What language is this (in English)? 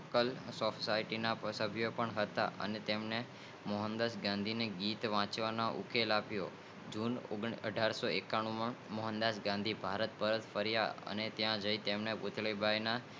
Gujarati